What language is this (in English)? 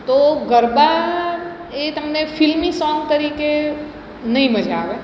Gujarati